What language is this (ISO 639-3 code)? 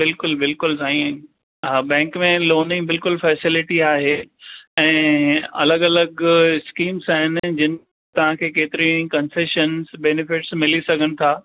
snd